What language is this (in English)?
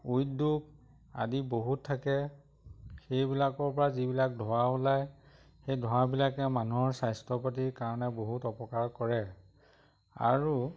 Assamese